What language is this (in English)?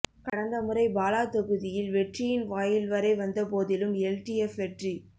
Tamil